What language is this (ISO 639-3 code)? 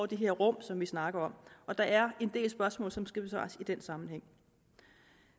dan